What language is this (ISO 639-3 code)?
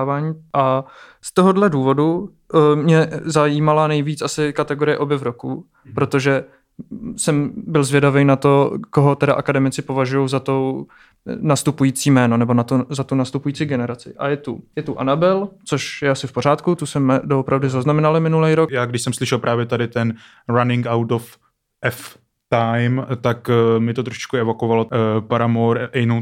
ces